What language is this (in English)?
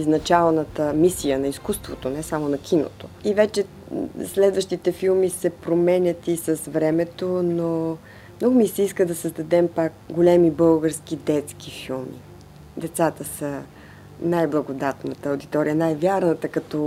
Bulgarian